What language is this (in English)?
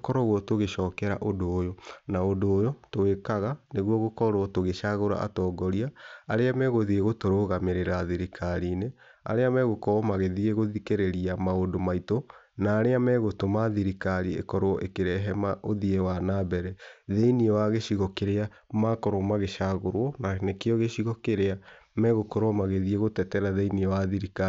Kikuyu